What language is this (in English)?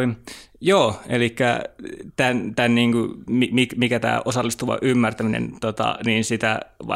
Finnish